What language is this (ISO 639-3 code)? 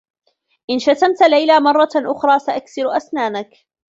ara